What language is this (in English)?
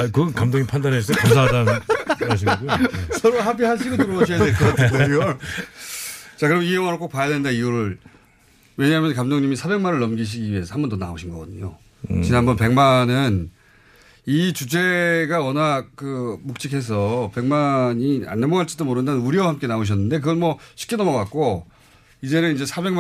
Korean